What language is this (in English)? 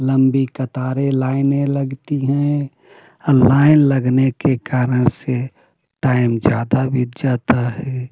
Hindi